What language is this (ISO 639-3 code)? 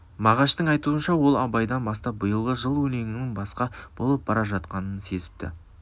kaz